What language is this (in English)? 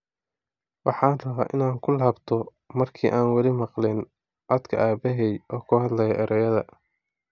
Somali